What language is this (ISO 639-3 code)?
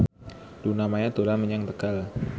jav